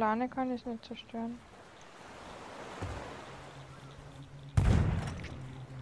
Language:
German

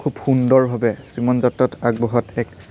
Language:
Assamese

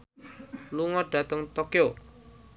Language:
Javanese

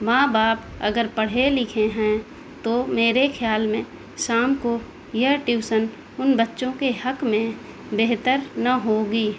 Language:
Urdu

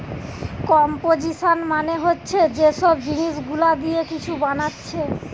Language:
Bangla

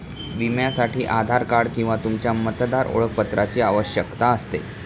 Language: Marathi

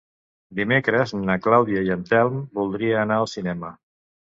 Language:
Catalan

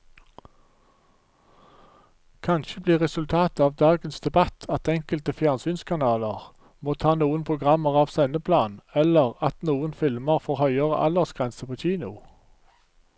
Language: Norwegian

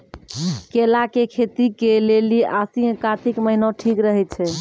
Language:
Maithili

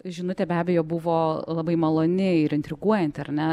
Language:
Lithuanian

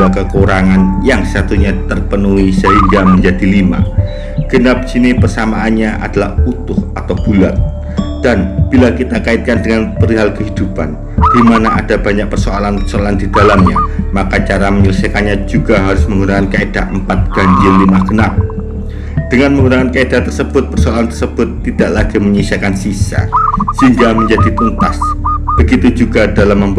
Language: Indonesian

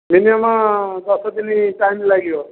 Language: Odia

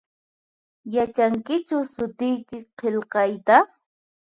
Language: Puno Quechua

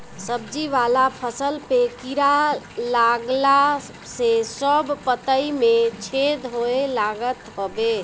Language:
Bhojpuri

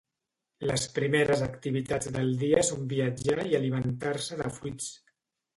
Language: Catalan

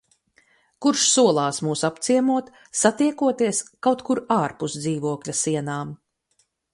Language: Latvian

